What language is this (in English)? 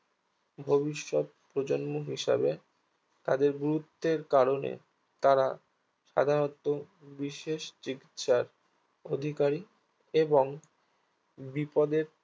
Bangla